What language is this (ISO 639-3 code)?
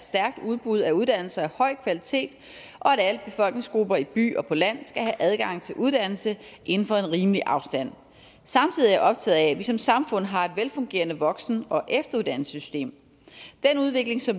dan